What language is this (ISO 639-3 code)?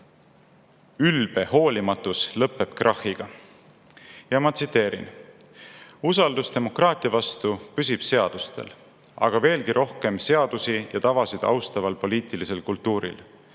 est